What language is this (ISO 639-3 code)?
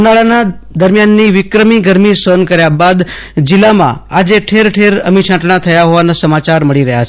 guj